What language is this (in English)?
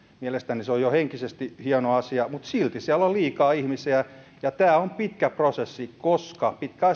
Finnish